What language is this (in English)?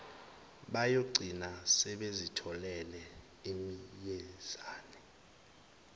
Zulu